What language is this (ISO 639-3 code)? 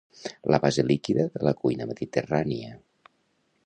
cat